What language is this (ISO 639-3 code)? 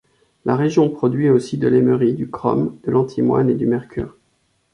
fra